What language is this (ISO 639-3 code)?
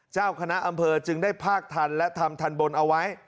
tha